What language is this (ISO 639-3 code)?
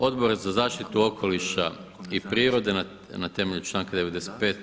hrv